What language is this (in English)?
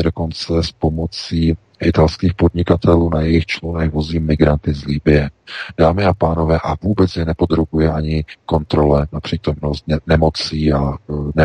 Czech